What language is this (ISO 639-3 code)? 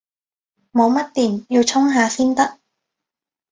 yue